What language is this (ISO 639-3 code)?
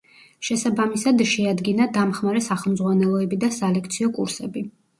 kat